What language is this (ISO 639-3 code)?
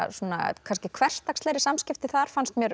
isl